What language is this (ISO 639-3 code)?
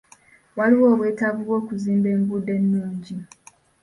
lug